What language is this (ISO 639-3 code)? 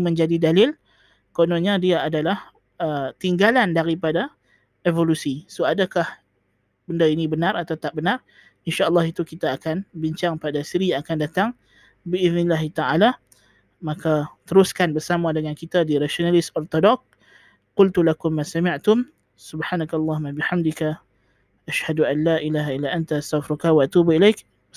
msa